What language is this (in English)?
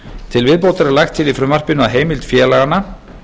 Icelandic